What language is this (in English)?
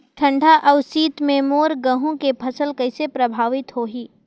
Chhattisgarhi